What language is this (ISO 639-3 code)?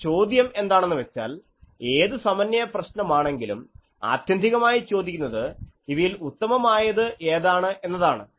mal